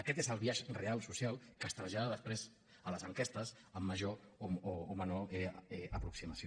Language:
Catalan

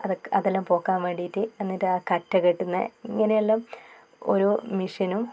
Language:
Malayalam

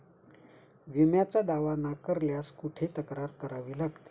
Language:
Marathi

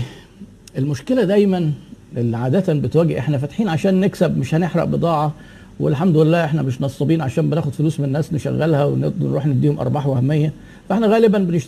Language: Arabic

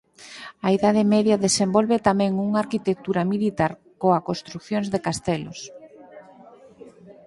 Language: Galician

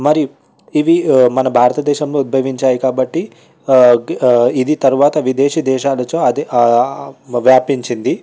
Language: Telugu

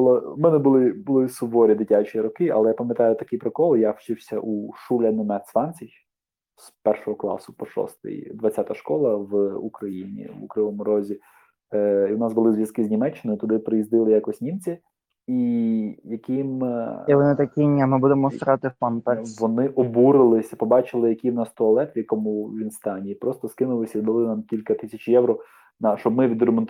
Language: Ukrainian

